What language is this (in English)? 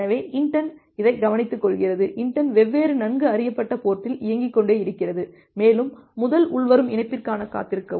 Tamil